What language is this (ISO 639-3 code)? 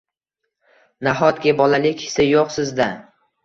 uzb